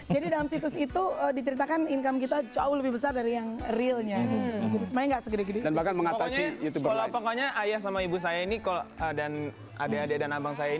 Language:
Indonesian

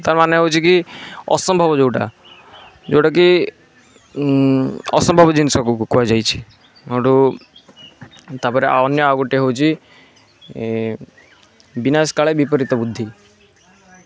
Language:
Odia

